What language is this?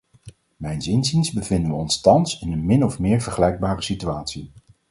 Dutch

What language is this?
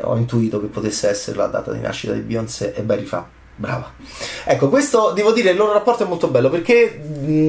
Italian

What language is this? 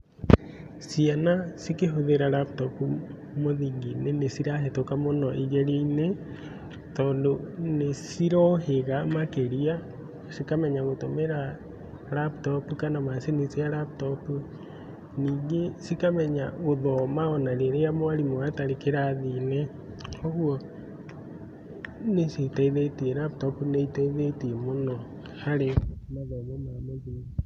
Kikuyu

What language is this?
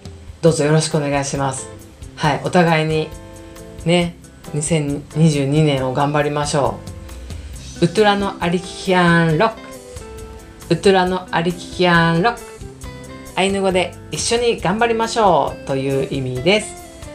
Japanese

